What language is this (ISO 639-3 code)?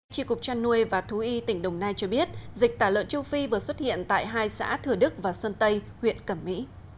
vie